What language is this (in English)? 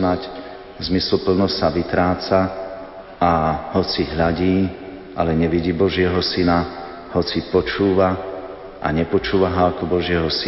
Slovak